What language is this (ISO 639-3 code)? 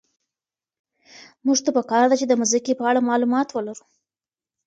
pus